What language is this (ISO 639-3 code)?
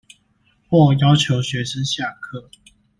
zho